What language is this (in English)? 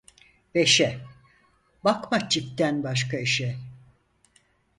Turkish